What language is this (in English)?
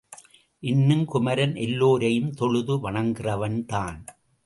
Tamil